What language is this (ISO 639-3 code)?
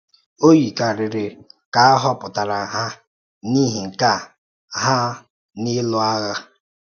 ibo